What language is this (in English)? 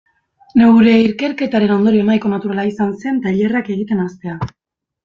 Basque